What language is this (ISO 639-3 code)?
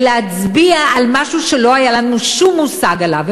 heb